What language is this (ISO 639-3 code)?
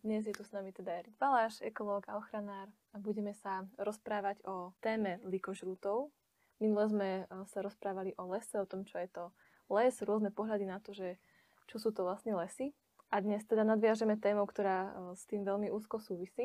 slk